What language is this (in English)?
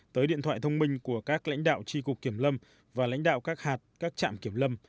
Vietnamese